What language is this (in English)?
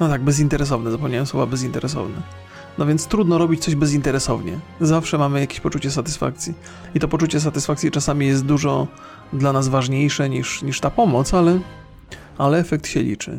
Polish